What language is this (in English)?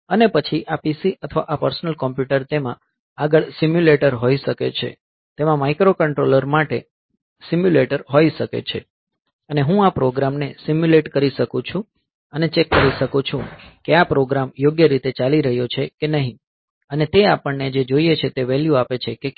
Gujarati